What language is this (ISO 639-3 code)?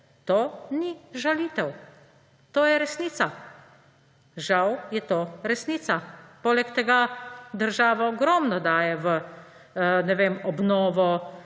slv